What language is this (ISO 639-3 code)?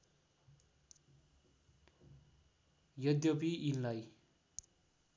nep